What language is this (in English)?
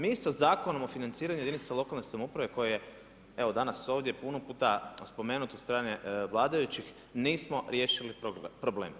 Croatian